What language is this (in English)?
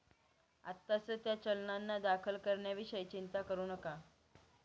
Marathi